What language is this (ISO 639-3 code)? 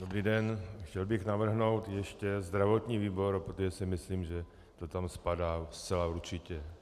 ces